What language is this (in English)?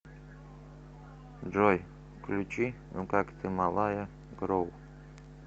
Russian